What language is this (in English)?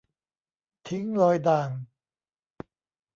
Thai